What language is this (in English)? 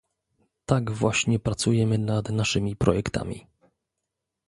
Polish